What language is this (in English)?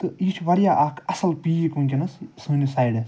Kashmiri